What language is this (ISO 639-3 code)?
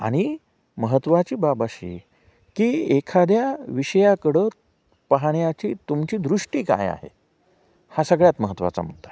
mar